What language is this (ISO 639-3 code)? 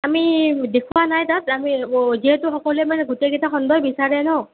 asm